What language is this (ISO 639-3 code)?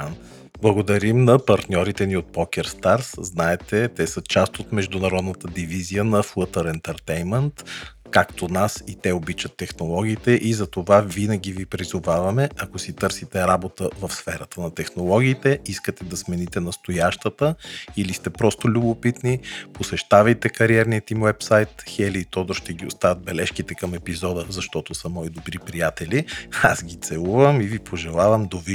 bul